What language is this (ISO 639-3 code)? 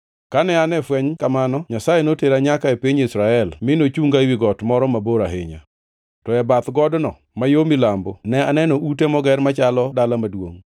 luo